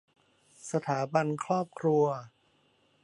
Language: Thai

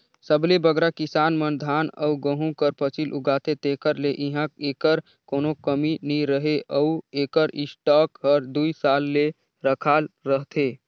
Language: Chhattisgarhi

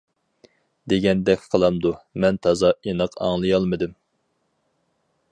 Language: Uyghur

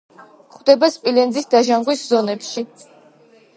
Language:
Georgian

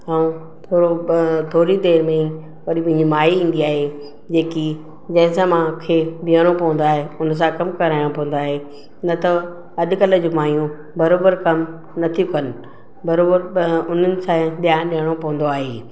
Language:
Sindhi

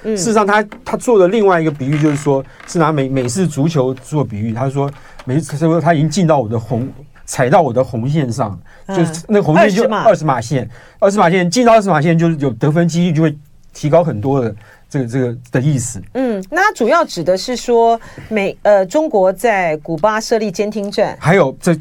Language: Chinese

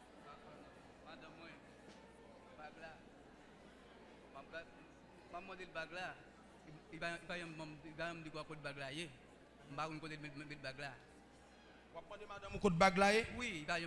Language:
French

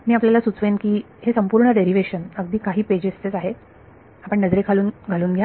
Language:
Marathi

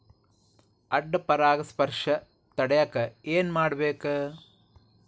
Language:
Kannada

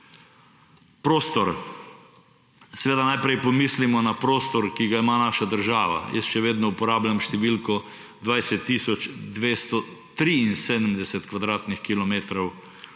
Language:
Slovenian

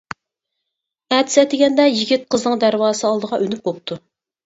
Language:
Uyghur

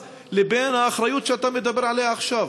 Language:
Hebrew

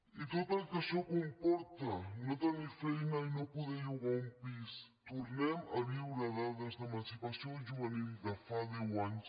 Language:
Catalan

